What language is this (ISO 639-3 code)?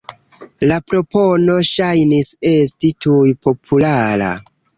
epo